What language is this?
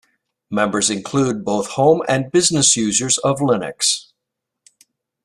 English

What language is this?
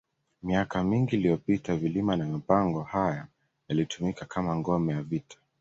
Swahili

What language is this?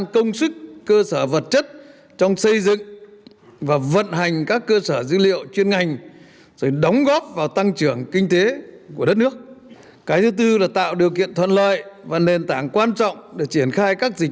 Vietnamese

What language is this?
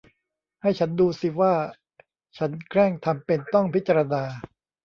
Thai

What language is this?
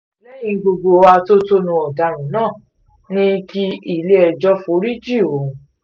Yoruba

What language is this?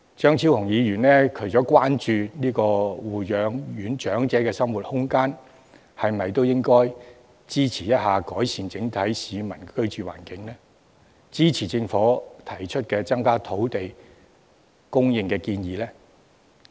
Cantonese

